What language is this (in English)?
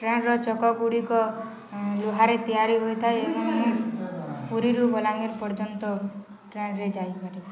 Odia